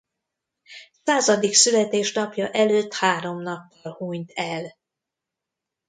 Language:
Hungarian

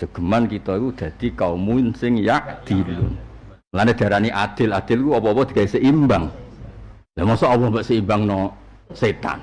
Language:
Indonesian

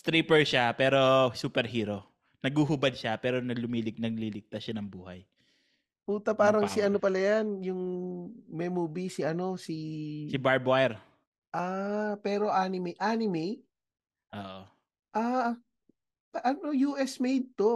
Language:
Filipino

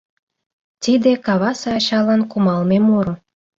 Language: Mari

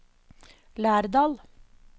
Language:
Norwegian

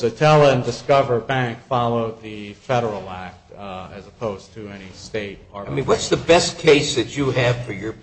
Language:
English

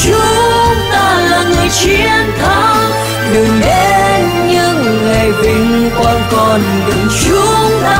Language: Vietnamese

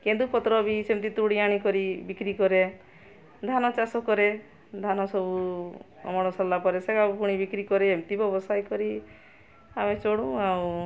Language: Odia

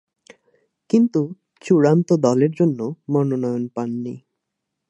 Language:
Bangla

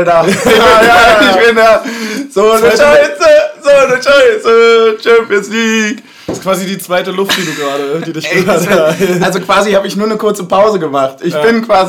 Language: German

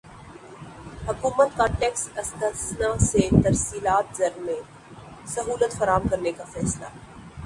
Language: Urdu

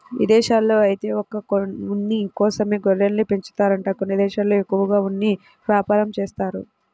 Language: Telugu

